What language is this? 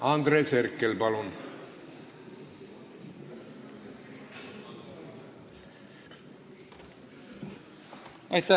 Estonian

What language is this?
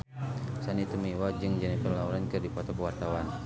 Sundanese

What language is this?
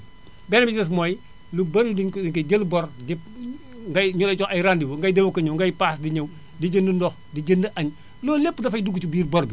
Wolof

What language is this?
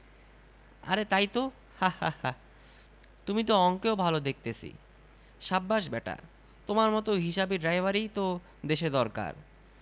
Bangla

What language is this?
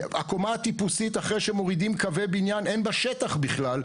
Hebrew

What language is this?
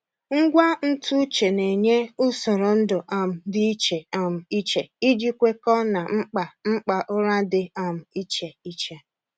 Igbo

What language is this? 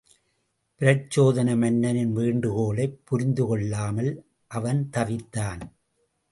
Tamil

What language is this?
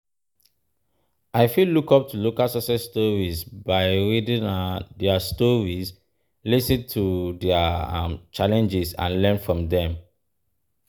Nigerian Pidgin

